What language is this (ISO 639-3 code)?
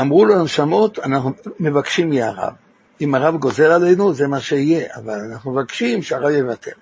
heb